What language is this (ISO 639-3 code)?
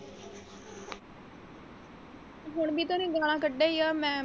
pan